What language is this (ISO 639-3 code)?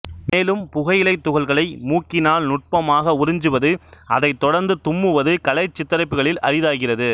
tam